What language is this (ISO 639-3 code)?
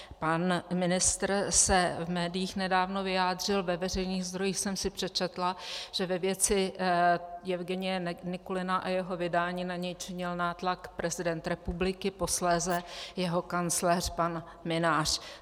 ces